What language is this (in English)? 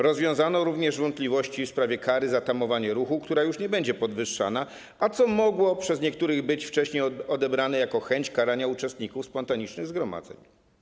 Polish